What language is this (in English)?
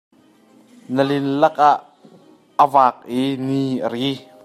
Hakha Chin